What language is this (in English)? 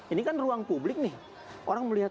Indonesian